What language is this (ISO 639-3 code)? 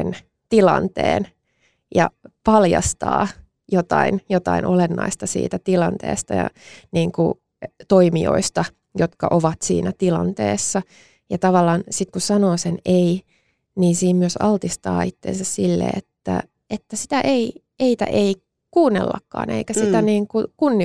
fin